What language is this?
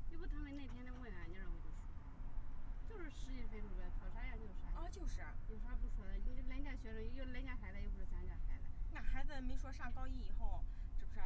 Chinese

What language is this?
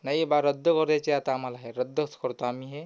Marathi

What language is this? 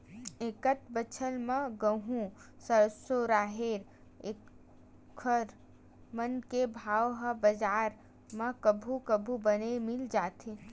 Chhattisgarhi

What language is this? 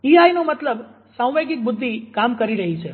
Gujarati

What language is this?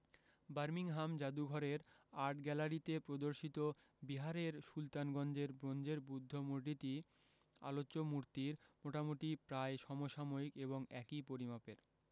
Bangla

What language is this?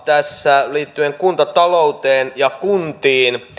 Finnish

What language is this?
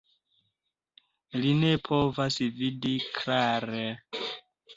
Esperanto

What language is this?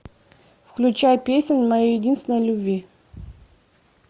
Russian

